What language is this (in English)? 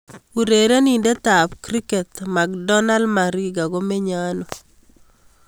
Kalenjin